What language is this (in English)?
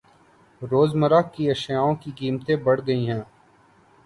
Urdu